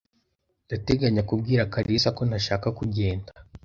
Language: Kinyarwanda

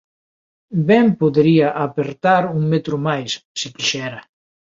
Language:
Galician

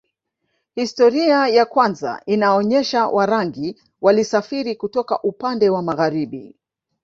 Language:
Swahili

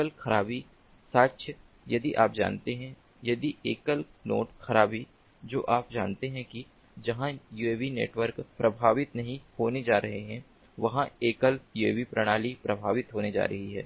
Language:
Hindi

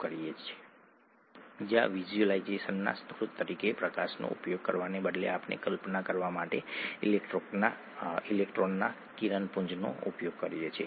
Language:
Gujarati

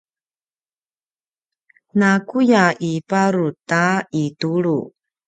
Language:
Paiwan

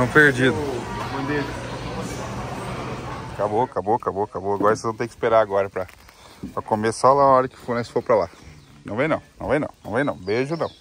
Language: Portuguese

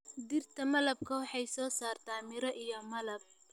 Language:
Somali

